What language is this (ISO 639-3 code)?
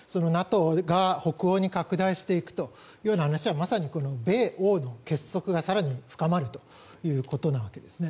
jpn